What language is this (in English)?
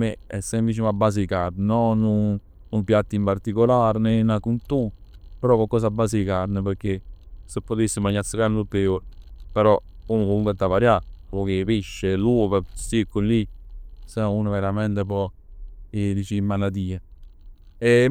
Neapolitan